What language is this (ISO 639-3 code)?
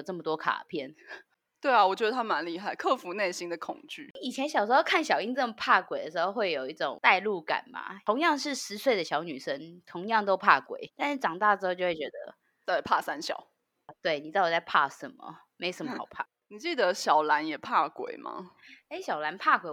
zho